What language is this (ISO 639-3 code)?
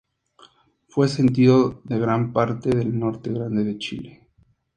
spa